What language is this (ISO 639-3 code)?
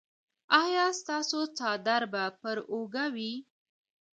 pus